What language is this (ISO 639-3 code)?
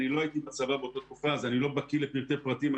heb